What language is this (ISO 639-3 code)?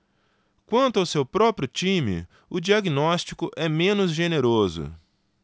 por